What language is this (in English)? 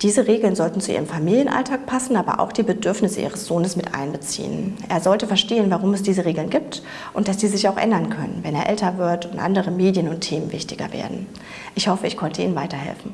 German